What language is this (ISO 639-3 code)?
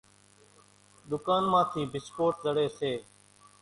gjk